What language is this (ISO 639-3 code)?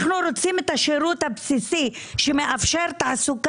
heb